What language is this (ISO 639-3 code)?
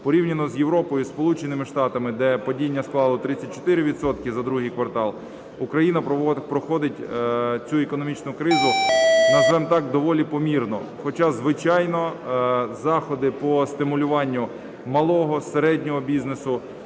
ukr